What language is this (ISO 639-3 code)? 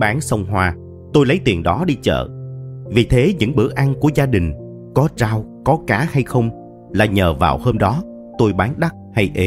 vie